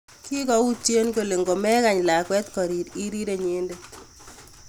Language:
Kalenjin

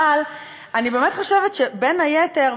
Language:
Hebrew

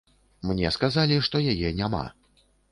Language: Belarusian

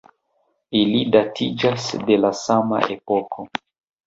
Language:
Esperanto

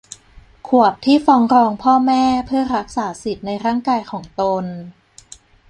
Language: Thai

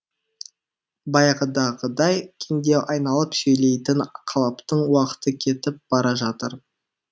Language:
Kazakh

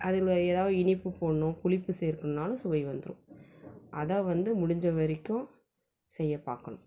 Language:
Tamil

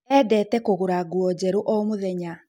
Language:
Kikuyu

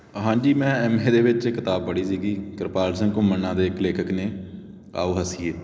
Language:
Punjabi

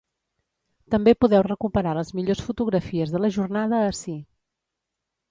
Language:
Catalan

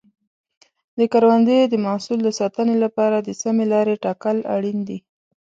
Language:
Pashto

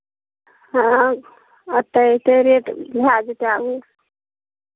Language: Maithili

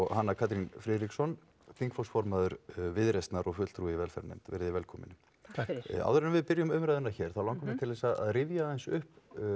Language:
Icelandic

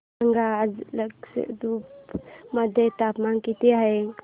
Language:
Marathi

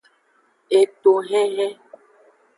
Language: Aja (Benin)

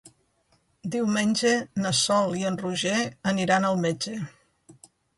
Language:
Catalan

